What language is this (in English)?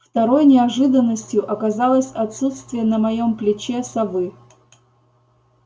Russian